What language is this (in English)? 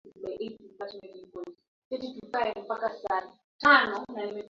Swahili